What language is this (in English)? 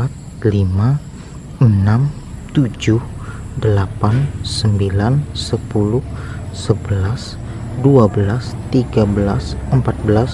Indonesian